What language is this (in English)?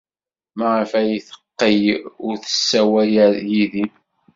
Kabyle